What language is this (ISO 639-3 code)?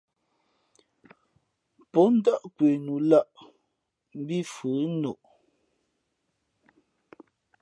fmp